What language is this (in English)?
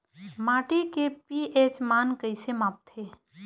Chhattisgarhi